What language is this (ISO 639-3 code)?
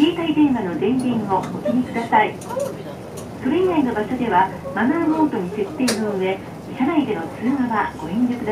jpn